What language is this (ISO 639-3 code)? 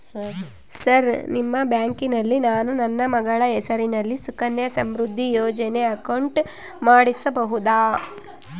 kan